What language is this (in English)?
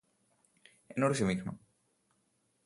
Malayalam